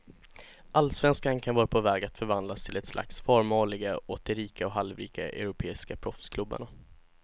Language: Swedish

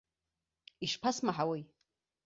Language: Abkhazian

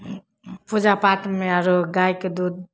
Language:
Maithili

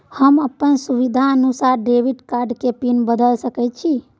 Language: Maithili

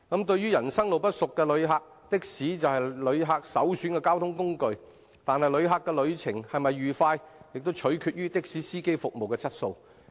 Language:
Cantonese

